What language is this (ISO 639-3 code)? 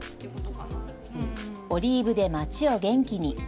jpn